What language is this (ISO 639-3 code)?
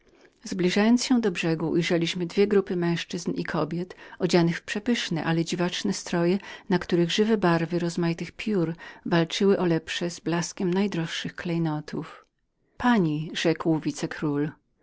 pol